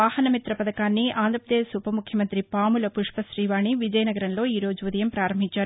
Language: Telugu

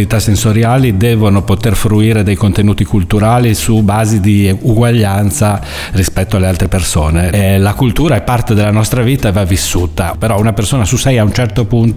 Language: Italian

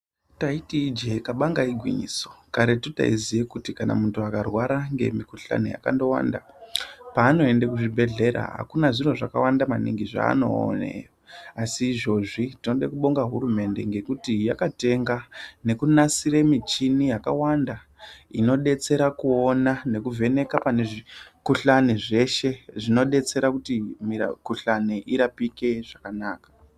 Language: Ndau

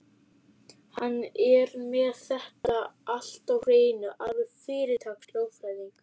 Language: Icelandic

